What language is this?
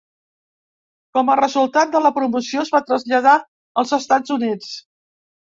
Catalan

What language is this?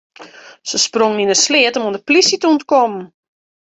Western Frisian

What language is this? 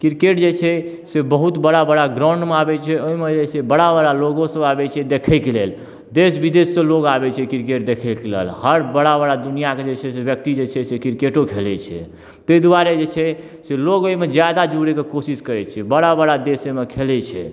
Maithili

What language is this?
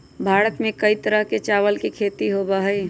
Magahi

